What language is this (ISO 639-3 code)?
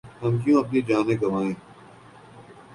urd